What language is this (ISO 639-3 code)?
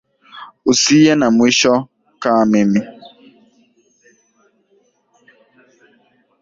swa